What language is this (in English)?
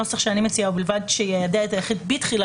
Hebrew